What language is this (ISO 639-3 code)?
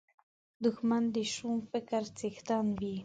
pus